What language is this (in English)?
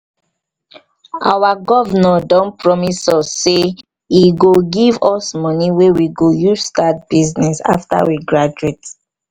Nigerian Pidgin